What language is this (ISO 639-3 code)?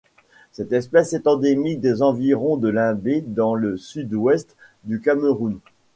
fra